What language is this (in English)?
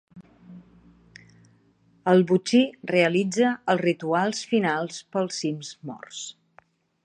Catalan